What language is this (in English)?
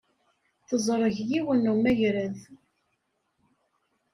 Kabyle